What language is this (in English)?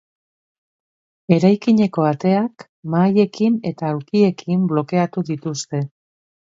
Basque